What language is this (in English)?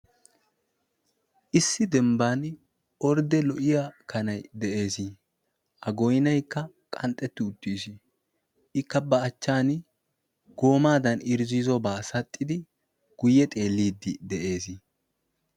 Wolaytta